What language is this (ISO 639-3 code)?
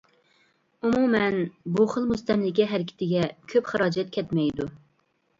uig